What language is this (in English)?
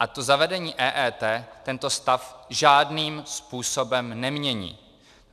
Czech